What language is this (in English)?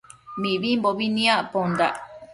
Matsés